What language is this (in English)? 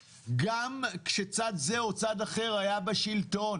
Hebrew